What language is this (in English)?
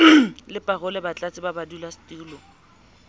Southern Sotho